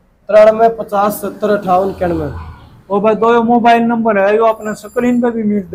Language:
Hindi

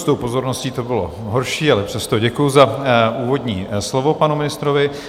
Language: Czech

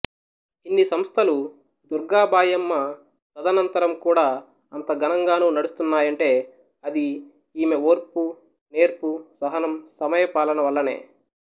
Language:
Telugu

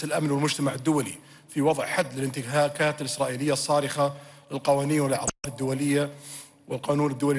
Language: Greek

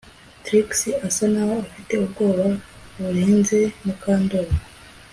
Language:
Kinyarwanda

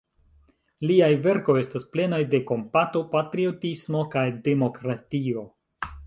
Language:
Esperanto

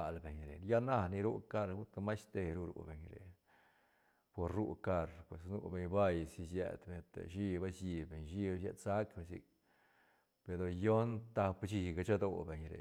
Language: Santa Catarina Albarradas Zapotec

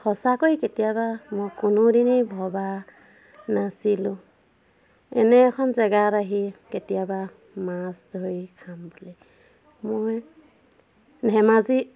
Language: Assamese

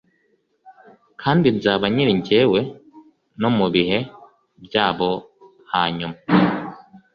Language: Kinyarwanda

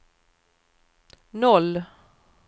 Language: Swedish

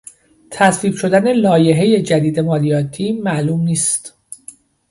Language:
Persian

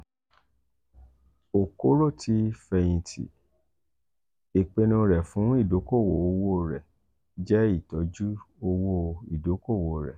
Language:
Yoruba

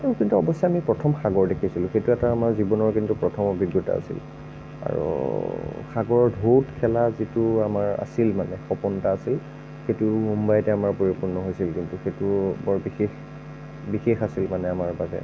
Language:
Assamese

